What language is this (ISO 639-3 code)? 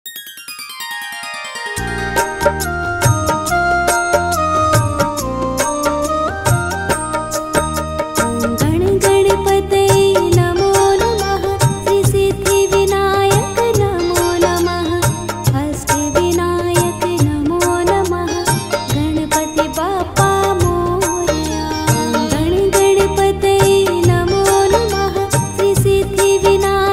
guj